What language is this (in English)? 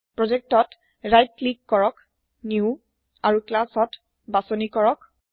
Assamese